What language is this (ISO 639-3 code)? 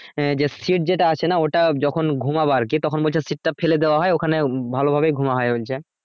ben